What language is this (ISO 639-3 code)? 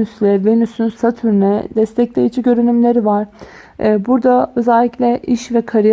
tur